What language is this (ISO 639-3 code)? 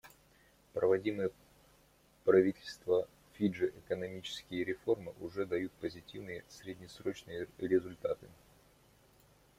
rus